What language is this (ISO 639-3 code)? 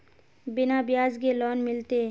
mag